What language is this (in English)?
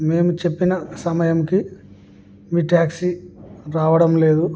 Telugu